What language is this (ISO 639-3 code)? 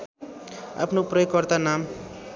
nep